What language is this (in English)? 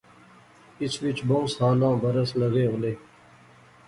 Pahari-Potwari